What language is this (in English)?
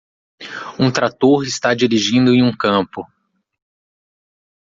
Portuguese